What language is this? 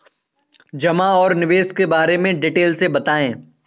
Hindi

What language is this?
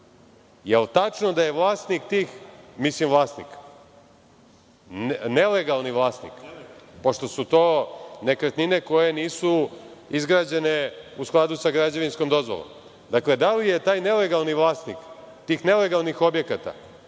Serbian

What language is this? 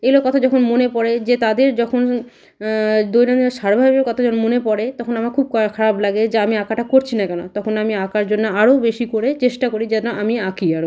Bangla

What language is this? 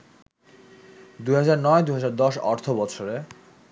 Bangla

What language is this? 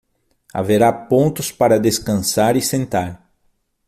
Portuguese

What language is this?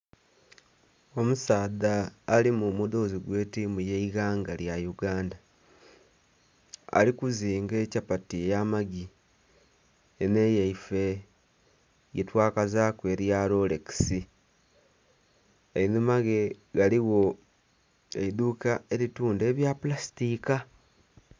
Soga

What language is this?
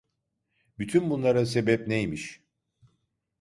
Turkish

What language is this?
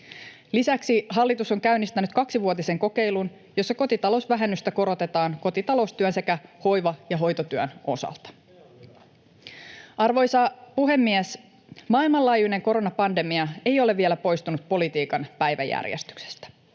Finnish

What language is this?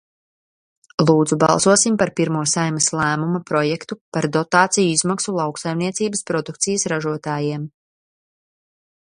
Latvian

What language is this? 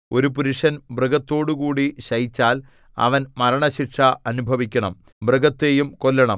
Malayalam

